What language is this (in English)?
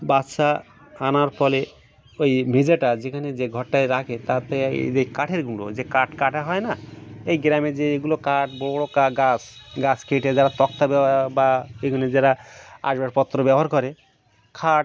Bangla